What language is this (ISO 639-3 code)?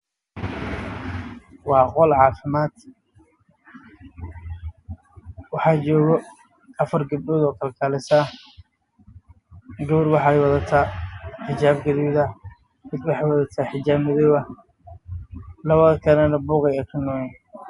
som